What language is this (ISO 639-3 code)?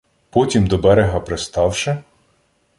ukr